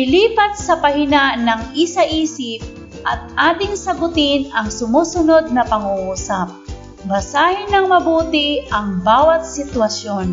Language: Filipino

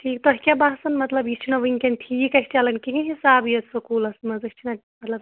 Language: Kashmiri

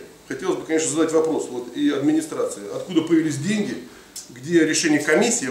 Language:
Russian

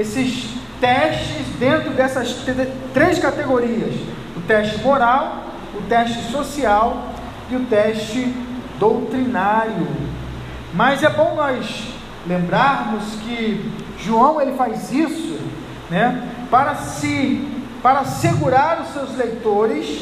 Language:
Portuguese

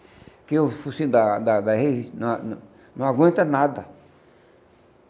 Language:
Portuguese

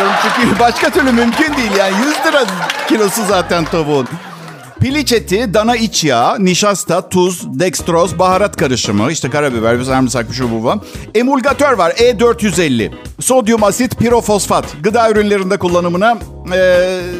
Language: Turkish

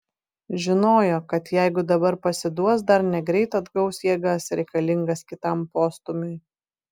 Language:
Lithuanian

